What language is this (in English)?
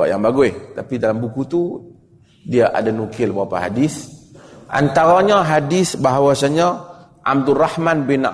Malay